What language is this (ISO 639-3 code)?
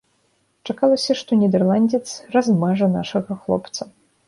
bel